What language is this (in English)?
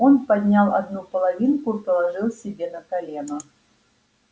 Russian